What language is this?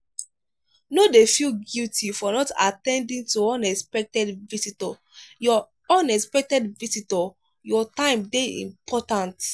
Nigerian Pidgin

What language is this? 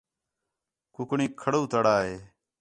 Khetrani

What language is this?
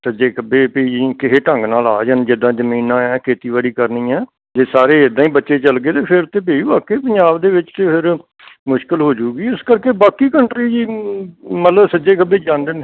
Punjabi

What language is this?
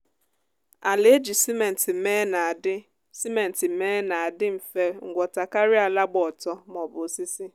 Igbo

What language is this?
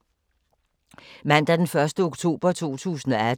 Danish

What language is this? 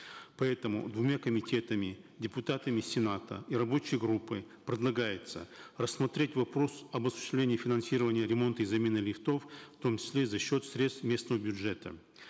Kazakh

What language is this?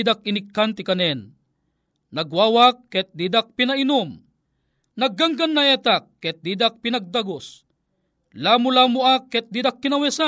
Filipino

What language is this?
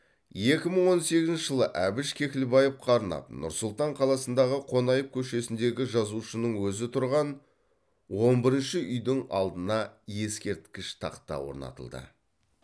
Kazakh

